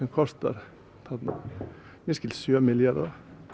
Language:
Icelandic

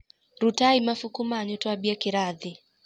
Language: Kikuyu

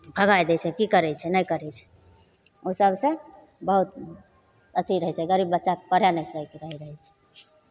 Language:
Maithili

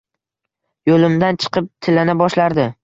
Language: Uzbek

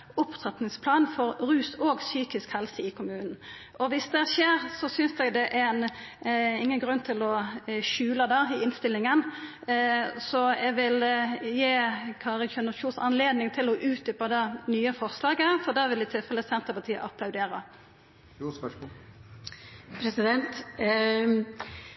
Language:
Norwegian Nynorsk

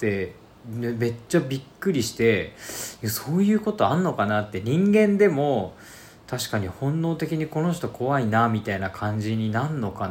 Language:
Japanese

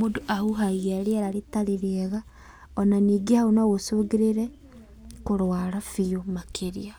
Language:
Kikuyu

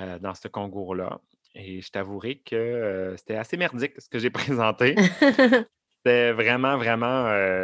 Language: French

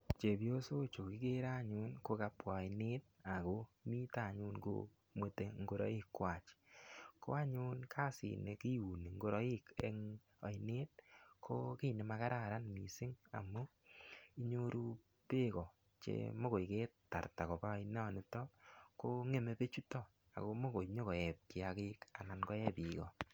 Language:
Kalenjin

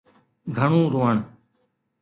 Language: Sindhi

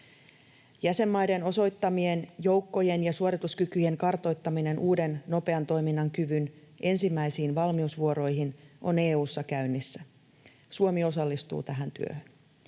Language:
Finnish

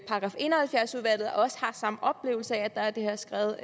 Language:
Danish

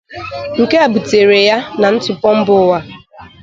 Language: Igbo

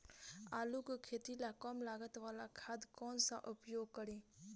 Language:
Bhojpuri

